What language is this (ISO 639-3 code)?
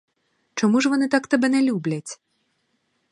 ukr